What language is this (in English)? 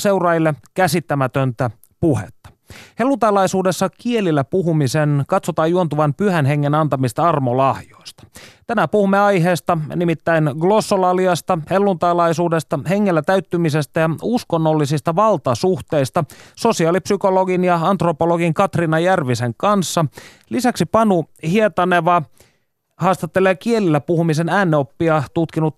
Finnish